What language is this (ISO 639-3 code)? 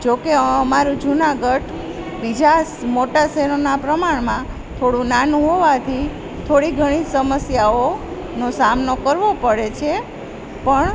guj